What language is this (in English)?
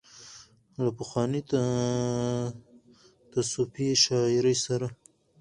Pashto